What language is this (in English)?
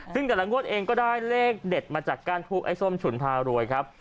Thai